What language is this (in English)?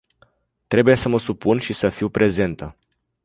Romanian